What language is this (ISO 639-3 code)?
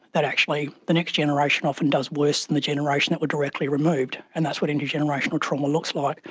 eng